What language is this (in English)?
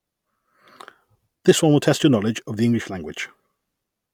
English